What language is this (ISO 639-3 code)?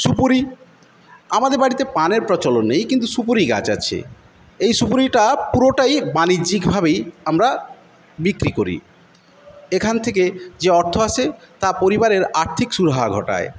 ben